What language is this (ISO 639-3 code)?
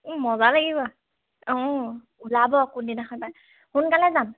asm